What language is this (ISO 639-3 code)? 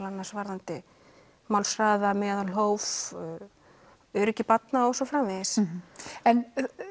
isl